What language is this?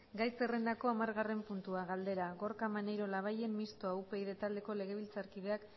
Basque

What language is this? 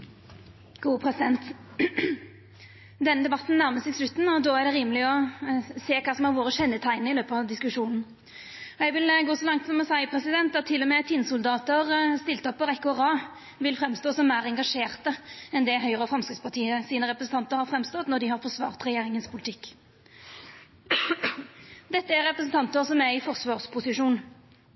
Norwegian Nynorsk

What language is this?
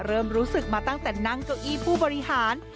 Thai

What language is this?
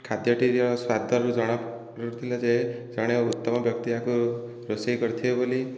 Odia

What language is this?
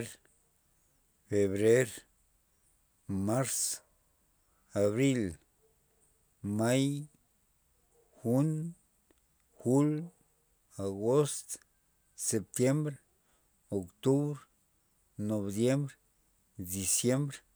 Loxicha Zapotec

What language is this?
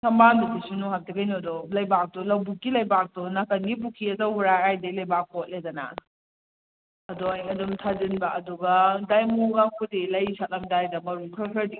Manipuri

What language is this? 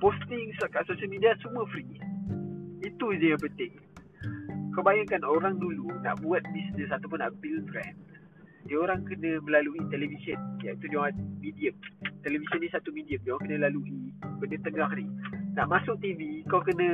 Malay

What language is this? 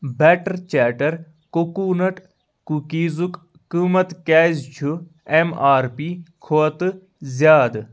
Kashmiri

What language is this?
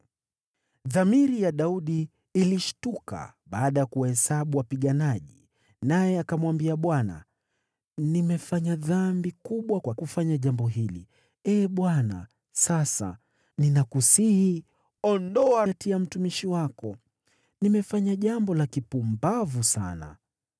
Swahili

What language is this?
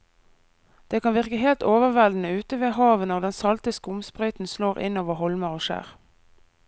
Norwegian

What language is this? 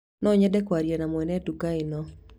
Kikuyu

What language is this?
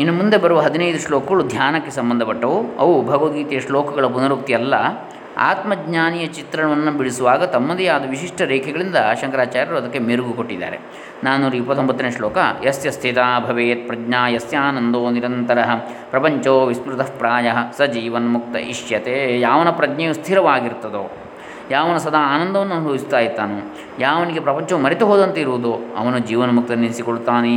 Kannada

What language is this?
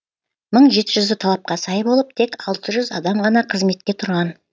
Kazakh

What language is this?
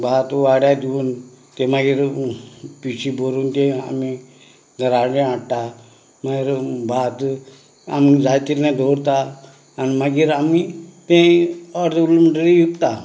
Konkani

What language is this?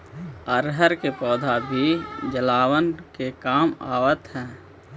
Magahi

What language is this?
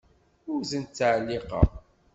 Kabyle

